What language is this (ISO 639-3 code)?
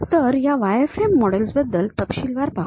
mar